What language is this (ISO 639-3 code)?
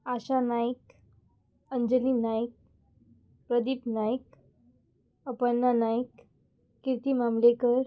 kok